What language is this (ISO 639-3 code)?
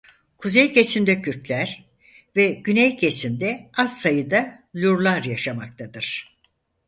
tur